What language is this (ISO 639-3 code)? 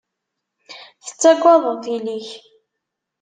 kab